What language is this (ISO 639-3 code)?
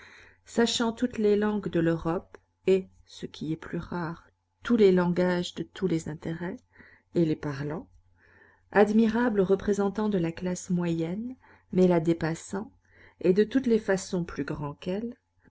fra